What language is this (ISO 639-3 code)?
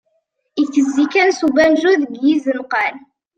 kab